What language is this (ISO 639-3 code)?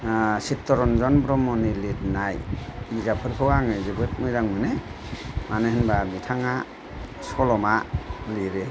brx